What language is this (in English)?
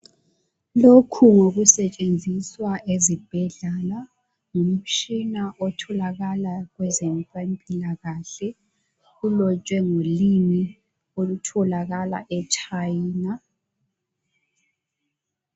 North Ndebele